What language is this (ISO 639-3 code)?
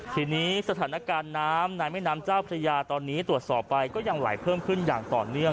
tha